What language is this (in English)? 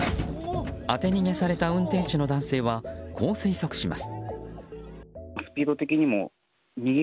Japanese